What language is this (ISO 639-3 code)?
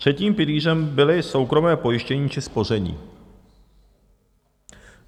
ces